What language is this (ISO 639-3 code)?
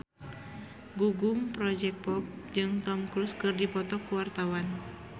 sun